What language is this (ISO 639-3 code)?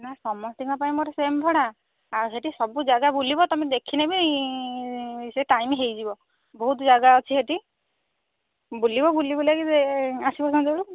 ori